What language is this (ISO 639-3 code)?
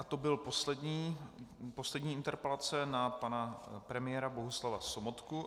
ces